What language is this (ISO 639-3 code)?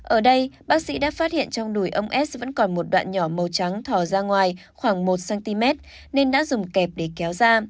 vie